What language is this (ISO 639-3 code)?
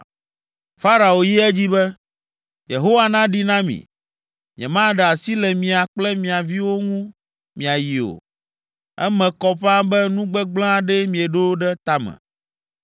ewe